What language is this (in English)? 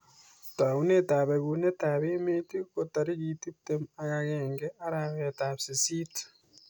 Kalenjin